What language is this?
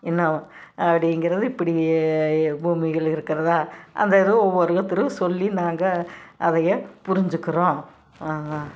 Tamil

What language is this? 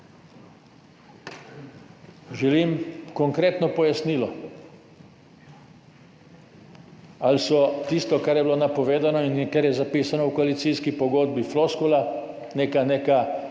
Slovenian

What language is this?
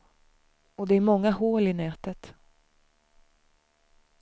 Swedish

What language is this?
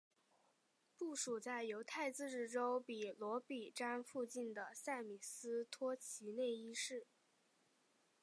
Chinese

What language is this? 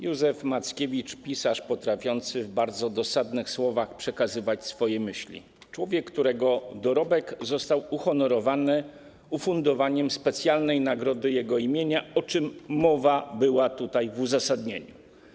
Polish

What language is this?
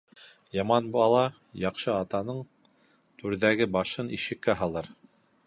Bashkir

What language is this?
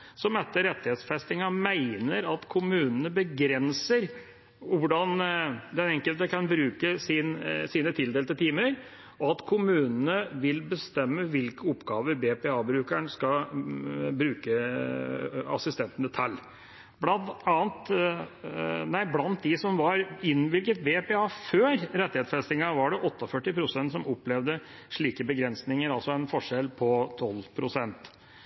Norwegian Bokmål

